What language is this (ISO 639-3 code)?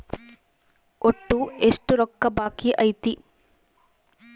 kan